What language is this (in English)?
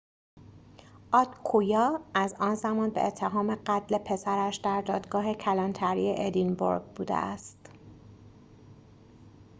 Persian